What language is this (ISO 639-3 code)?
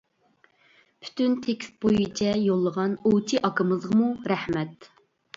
uig